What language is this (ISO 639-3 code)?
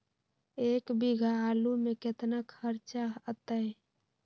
mag